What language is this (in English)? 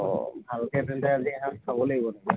Assamese